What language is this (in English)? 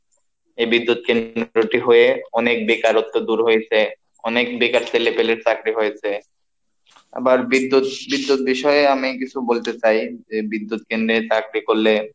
Bangla